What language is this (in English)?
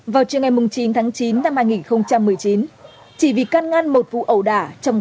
Vietnamese